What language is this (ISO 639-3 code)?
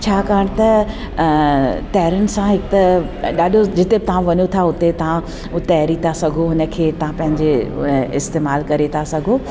snd